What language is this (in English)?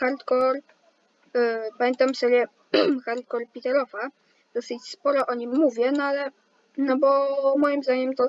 Polish